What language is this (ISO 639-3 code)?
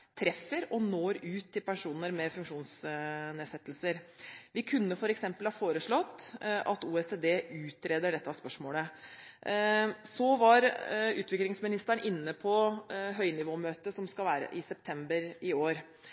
nob